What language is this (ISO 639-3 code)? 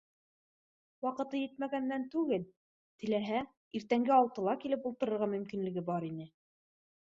bak